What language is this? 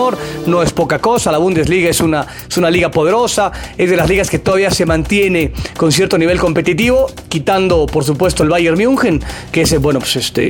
Spanish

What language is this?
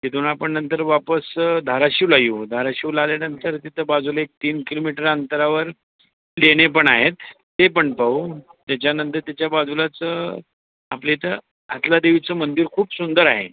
Marathi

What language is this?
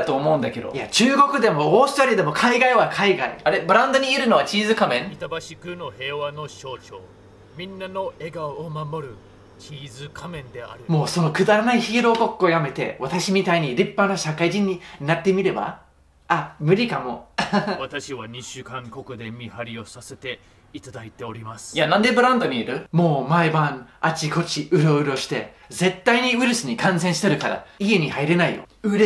Japanese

